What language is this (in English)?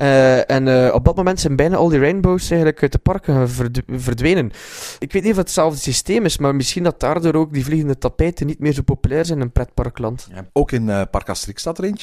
Dutch